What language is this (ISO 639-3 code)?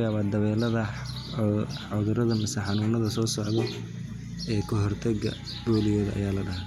som